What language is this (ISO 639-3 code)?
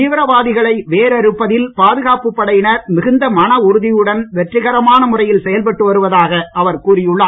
tam